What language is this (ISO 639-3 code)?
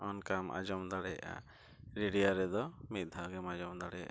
sat